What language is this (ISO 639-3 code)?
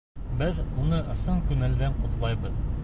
bak